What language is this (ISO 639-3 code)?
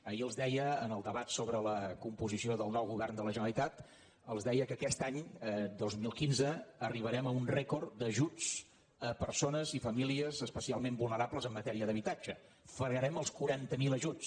cat